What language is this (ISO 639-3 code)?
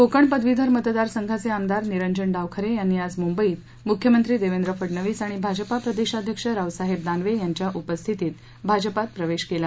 mar